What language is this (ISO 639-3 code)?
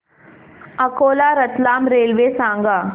mar